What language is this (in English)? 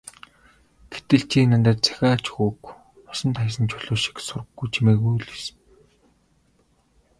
Mongolian